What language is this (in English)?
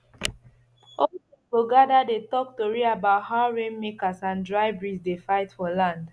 Nigerian Pidgin